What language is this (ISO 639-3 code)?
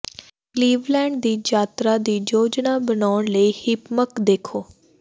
pan